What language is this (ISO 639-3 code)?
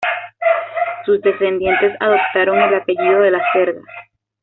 spa